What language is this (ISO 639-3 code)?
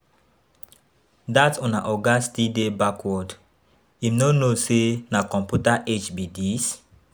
pcm